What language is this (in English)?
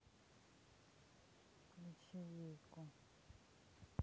Russian